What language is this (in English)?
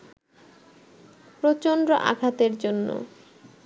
Bangla